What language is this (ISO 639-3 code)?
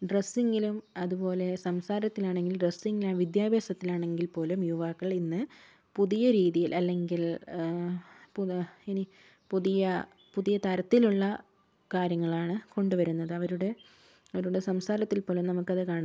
mal